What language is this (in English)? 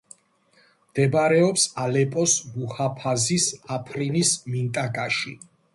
Georgian